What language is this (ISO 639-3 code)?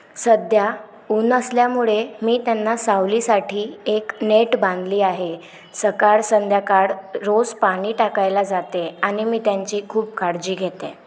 mar